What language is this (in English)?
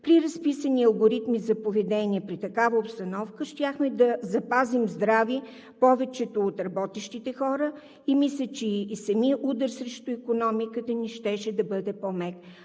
Bulgarian